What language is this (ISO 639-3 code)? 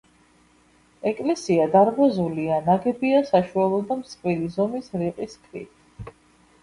kat